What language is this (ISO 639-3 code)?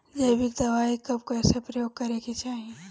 bho